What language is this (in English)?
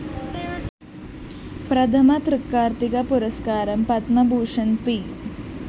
Malayalam